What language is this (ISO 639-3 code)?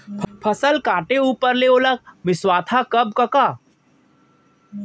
hne